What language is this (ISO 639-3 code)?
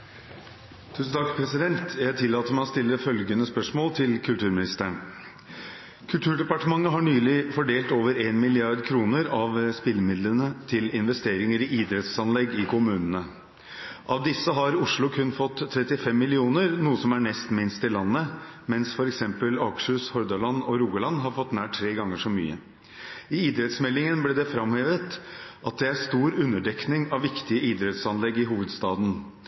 nob